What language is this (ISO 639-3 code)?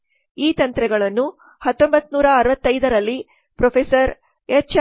kan